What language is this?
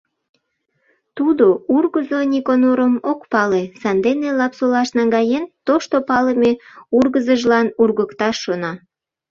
Mari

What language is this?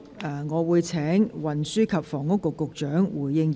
Cantonese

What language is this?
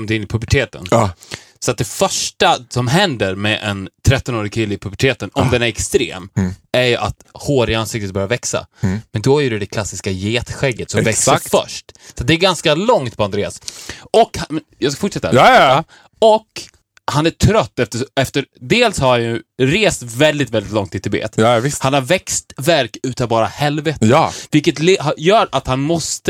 Swedish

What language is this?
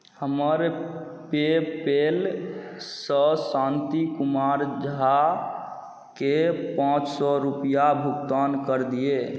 Maithili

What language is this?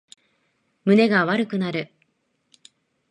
Japanese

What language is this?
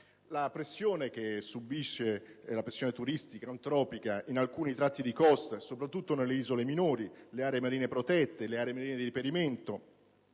Italian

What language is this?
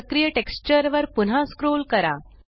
Marathi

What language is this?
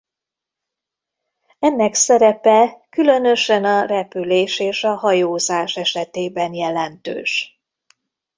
Hungarian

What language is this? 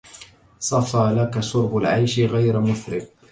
Arabic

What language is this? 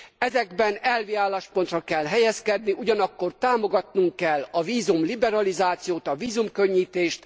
Hungarian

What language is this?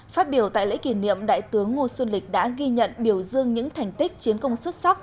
Vietnamese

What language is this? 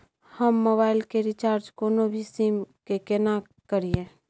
Maithili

